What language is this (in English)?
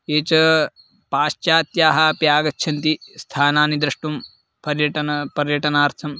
Sanskrit